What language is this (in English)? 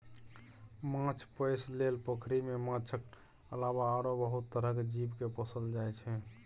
Maithili